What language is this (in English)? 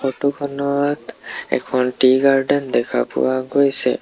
Assamese